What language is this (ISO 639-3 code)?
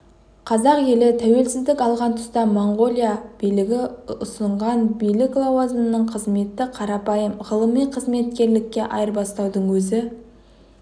kaz